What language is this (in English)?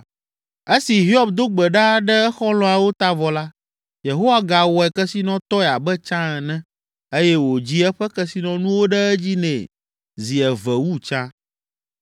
Ewe